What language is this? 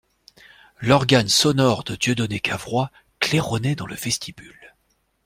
French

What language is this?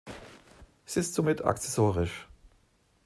German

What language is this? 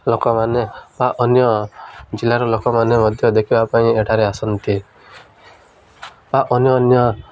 Odia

